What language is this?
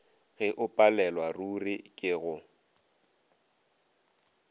Northern Sotho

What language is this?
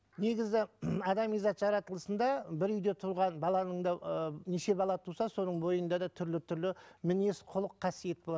Kazakh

